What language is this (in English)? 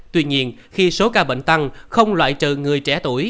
Vietnamese